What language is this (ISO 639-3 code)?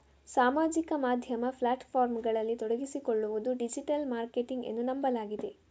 kan